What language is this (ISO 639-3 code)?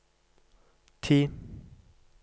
nor